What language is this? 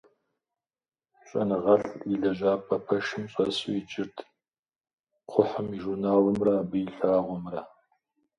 Kabardian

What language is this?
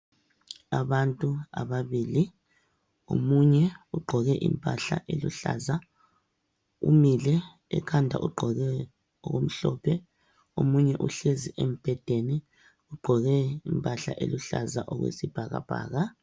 North Ndebele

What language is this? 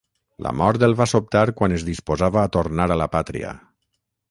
Catalan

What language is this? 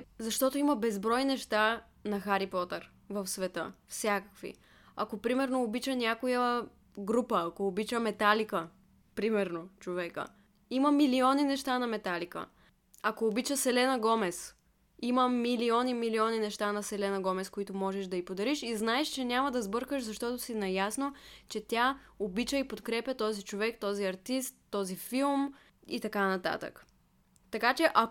Bulgarian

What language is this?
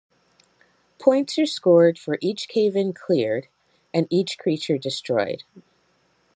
English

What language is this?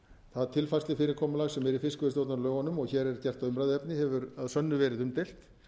Icelandic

